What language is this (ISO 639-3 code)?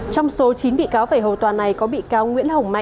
vie